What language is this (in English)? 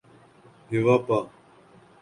Urdu